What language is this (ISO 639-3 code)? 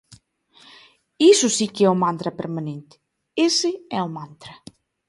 glg